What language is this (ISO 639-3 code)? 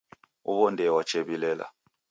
dav